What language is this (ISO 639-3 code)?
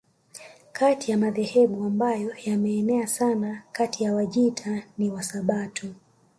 swa